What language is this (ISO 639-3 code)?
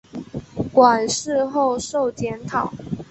zho